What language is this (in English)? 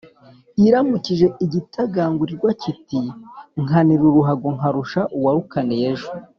Kinyarwanda